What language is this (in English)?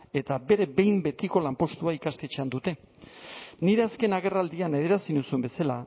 Basque